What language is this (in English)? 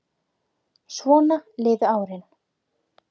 Icelandic